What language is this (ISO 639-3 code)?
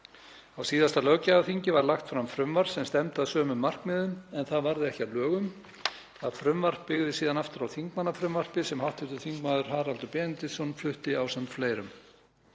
isl